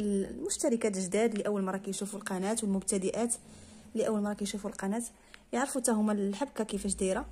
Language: Arabic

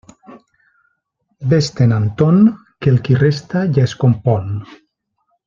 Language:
Catalan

